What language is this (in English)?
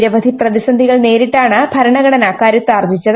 Malayalam